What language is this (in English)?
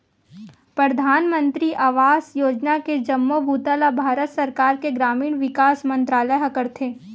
Chhattisgarhi